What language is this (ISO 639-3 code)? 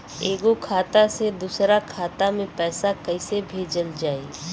bho